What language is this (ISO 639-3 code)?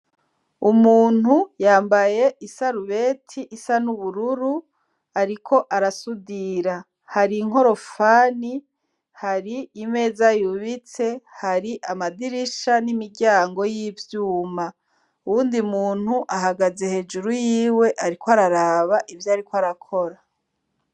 run